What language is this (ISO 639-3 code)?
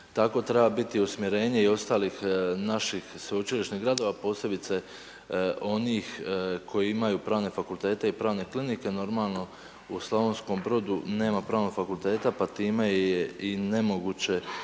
hrv